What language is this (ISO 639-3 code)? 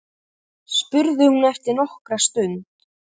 isl